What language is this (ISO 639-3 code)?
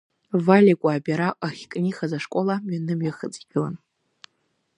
abk